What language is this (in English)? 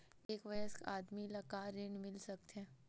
Chhattisgarhi